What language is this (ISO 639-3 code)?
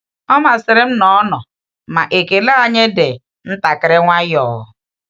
ibo